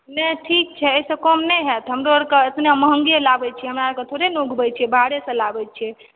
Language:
Maithili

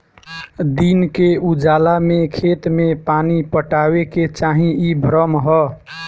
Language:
Bhojpuri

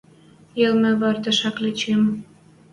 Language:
Western Mari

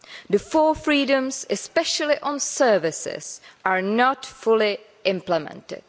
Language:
English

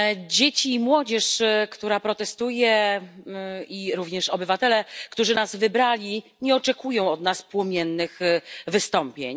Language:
Polish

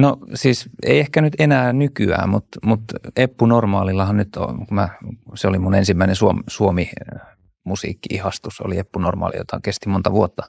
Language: Finnish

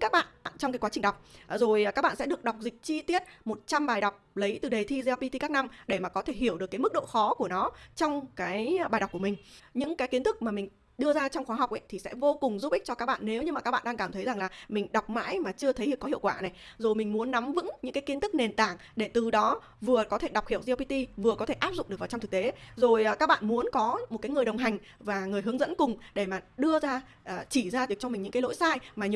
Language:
Vietnamese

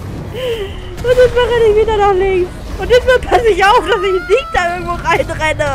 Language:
German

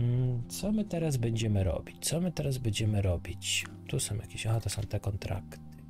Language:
Polish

